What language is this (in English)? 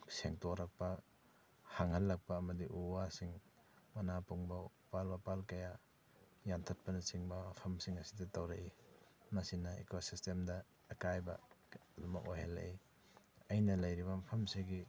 Manipuri